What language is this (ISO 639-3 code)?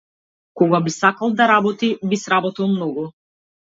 mkd